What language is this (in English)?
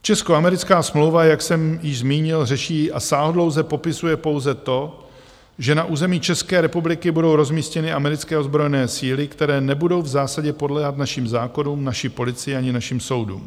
Czech